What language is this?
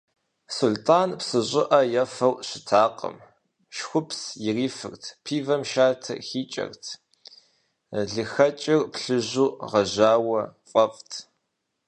Kabardian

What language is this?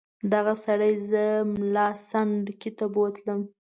Pashto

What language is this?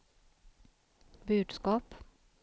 Swedish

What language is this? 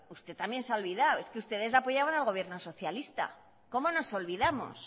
Spanish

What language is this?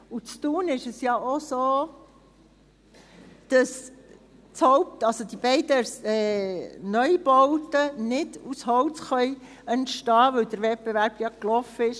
Swiss German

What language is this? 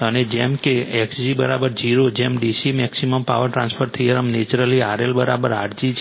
Gujarati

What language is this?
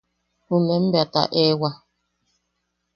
Yaqui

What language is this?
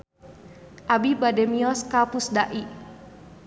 Sundanese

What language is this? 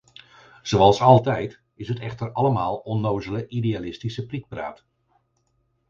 Dutch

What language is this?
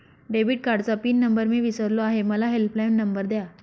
Marathi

